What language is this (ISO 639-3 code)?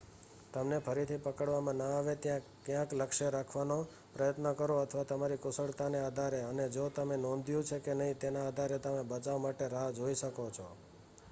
guj